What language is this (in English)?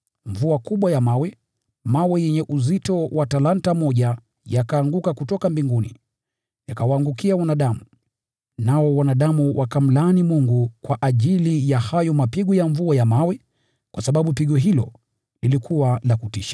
Swahili